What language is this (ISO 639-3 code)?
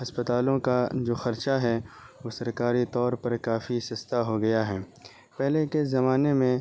urd